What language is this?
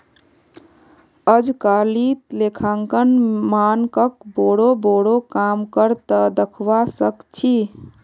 Magahi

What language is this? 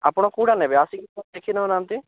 Odia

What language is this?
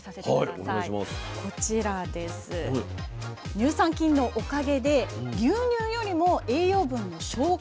Japanese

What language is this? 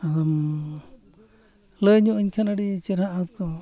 Santali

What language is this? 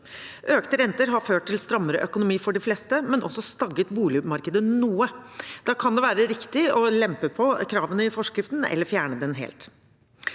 Norwegian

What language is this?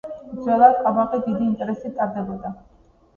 Georgian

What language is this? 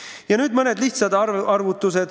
Estonian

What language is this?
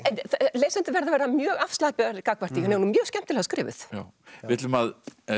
Icelandic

